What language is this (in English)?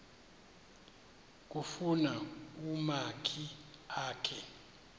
Xhosa